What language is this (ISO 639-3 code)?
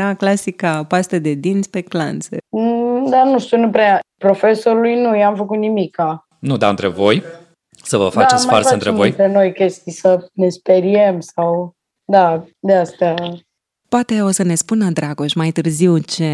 ron